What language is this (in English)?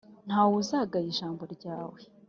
Kinyarwanda